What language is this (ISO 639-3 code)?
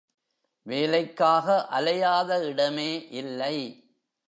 tam